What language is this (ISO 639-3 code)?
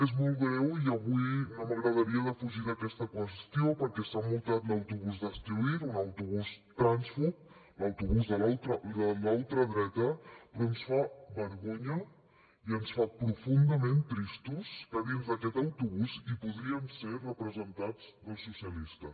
cat